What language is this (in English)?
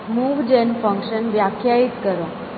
Gujarati